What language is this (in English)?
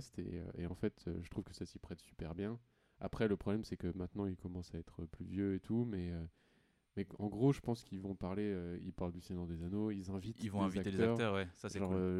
French